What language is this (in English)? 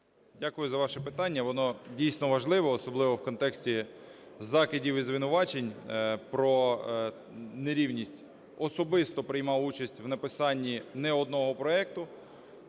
Ukrainian